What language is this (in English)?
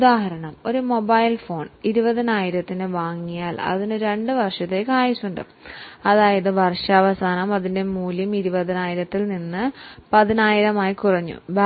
Malayalam